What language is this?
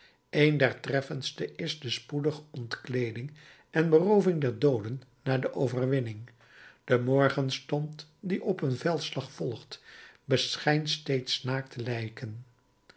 Dutch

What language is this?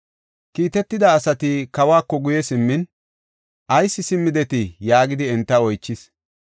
Gofa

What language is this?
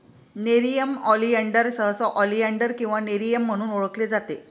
Marathi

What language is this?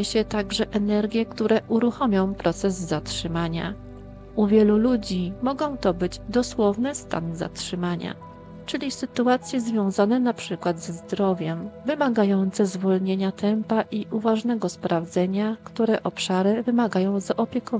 Polish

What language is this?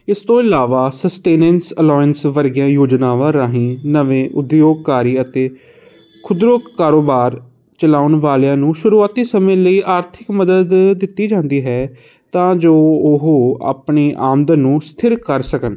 Punjabi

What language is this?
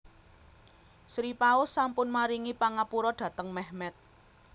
Javanese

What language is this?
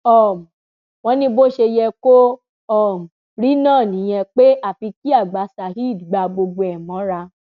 Yoruba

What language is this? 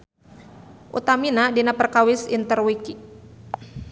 Sundanese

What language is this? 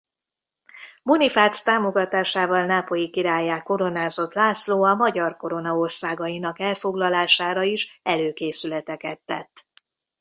Hungarian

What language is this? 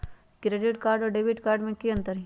Magahi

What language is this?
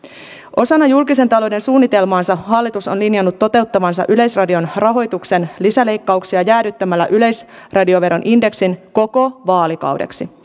Finnish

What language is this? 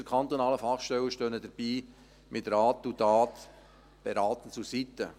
Swiss German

